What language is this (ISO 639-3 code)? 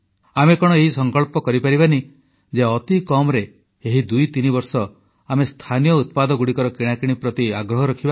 ori